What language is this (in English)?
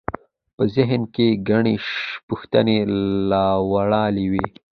Pashto